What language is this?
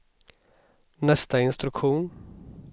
Swedish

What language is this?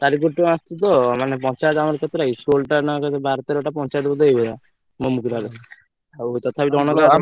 Odia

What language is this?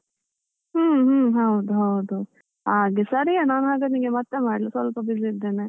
Kannada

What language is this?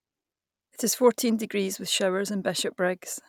English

